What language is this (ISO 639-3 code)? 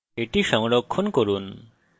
ben